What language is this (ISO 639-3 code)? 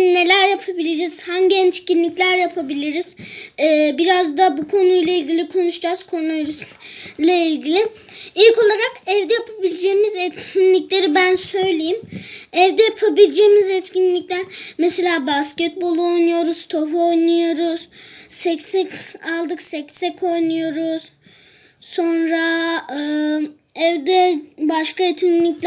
tur